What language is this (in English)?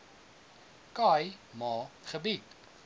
Afrikaans